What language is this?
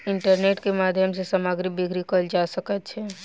Maithili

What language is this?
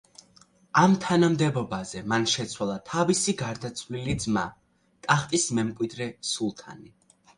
Georgian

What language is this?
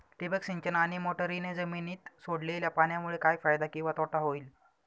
Marathi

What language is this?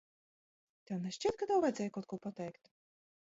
Latvian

